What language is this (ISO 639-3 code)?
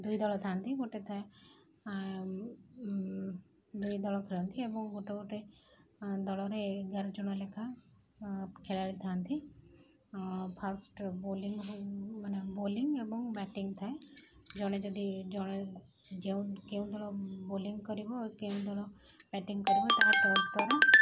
ori